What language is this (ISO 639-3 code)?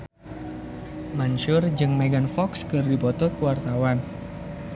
sun